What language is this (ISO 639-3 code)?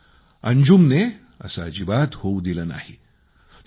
mar